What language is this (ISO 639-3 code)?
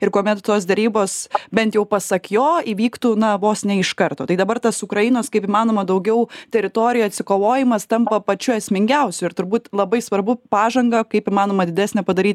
lit